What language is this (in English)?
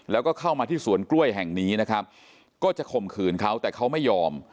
Thai